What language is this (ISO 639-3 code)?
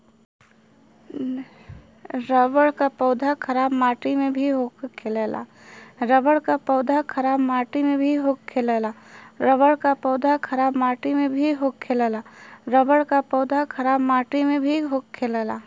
bho